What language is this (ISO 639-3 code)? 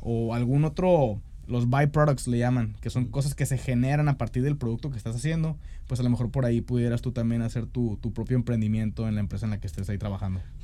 spa